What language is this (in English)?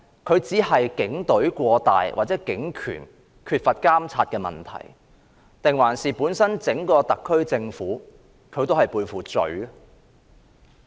Cantonese